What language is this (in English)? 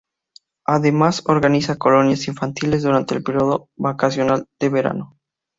Spanish